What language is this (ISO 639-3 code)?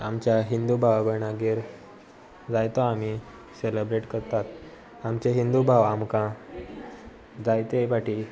kok